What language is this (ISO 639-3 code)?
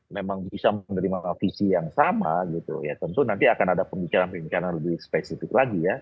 ind